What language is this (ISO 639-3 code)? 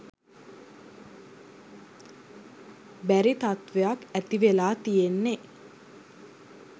sin